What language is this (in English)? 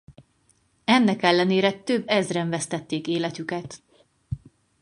Hungarian